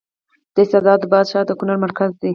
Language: Pashto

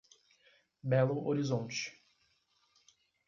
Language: Portuguese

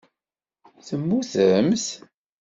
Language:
Kabyle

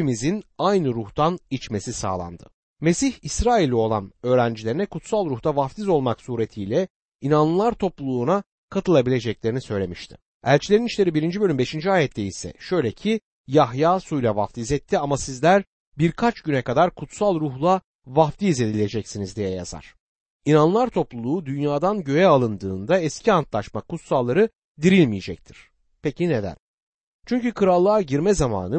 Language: Turkish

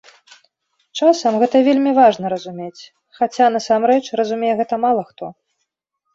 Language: Belarusian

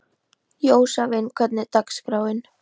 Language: Icelandic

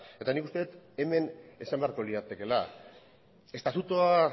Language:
Basque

